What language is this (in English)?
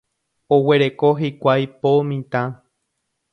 Guarani